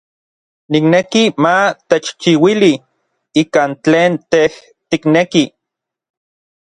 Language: Orizaba Nahuatl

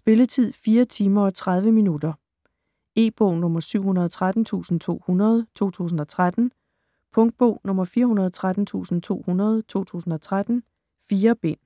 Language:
Danish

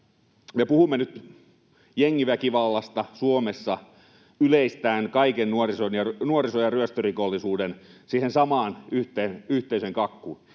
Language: Finnish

